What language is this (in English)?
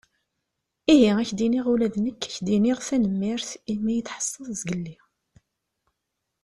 Kabyle